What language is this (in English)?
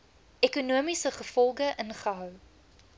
Afrikaans